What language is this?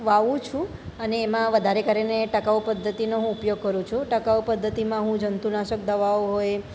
Gujarati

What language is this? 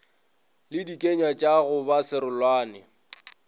Northern Sotho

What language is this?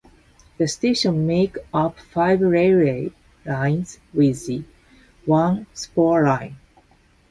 English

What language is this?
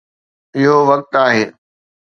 Sindhi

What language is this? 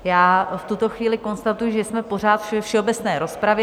Czech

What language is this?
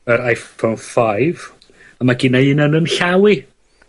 Welsh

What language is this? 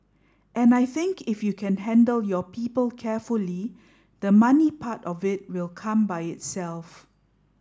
English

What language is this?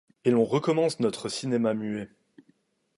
French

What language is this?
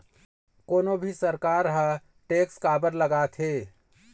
Chhattisgarhi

